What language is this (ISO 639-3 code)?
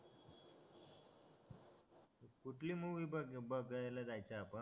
mar